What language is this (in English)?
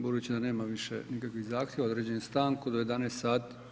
Croatian